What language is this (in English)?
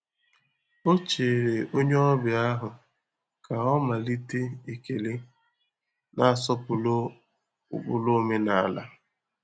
Igbo